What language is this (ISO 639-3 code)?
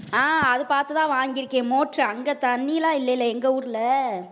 tam